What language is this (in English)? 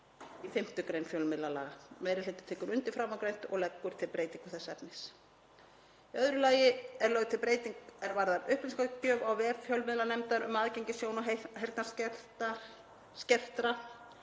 Icelandic